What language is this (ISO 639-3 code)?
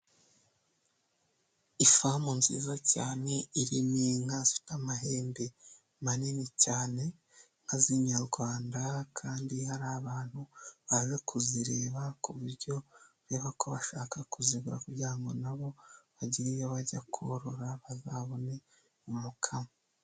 kin